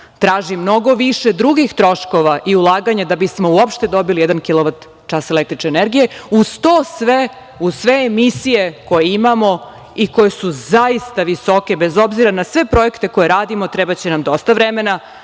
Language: Serbian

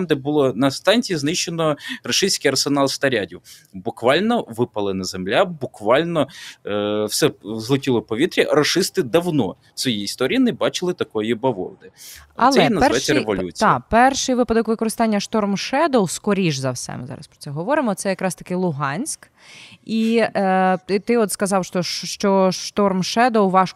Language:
Ukrainian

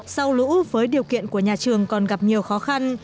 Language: Vietnamese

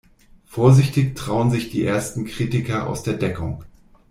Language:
German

